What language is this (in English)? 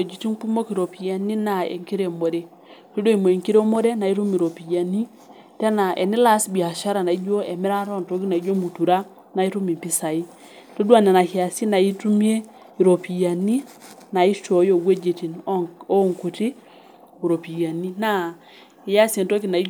Masai